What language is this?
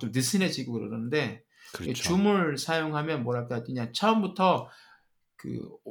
Korean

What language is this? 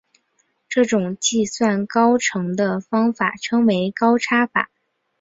Chinese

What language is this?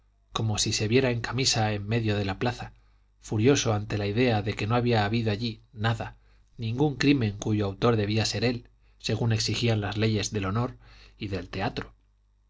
Spanish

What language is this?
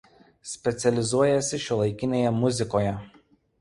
Lithuanian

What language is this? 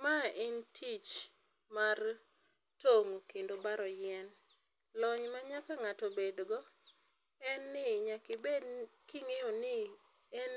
Luo (Kenya and Tanzania)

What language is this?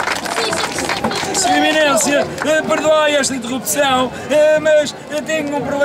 Portuguese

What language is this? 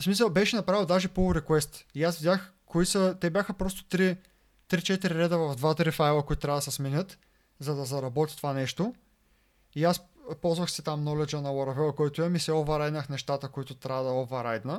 Bulgarian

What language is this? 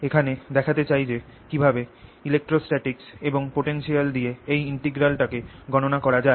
Bangla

